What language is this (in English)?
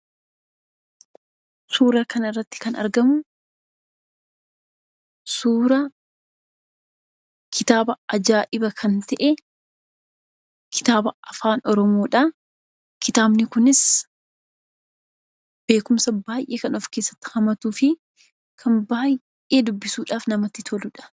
Oromo